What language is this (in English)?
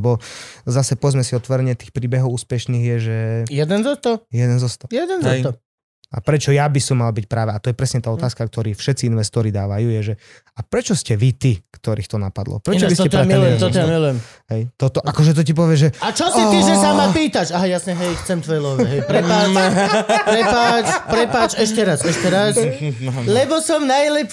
Slovak